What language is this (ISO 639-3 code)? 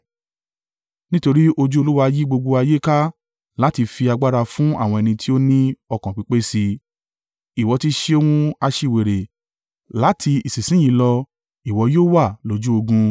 yor